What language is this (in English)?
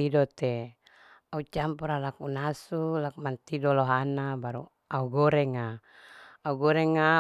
Larike-Wakasihu